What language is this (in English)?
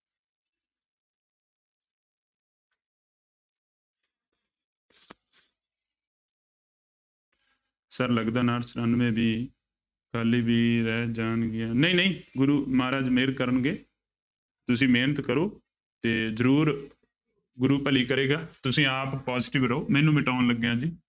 Punjabi